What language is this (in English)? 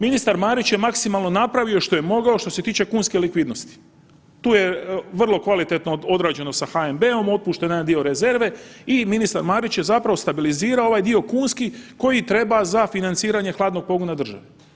Croatian